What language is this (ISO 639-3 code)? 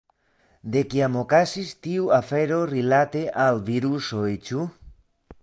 epo